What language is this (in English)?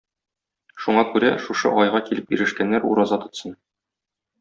Tatar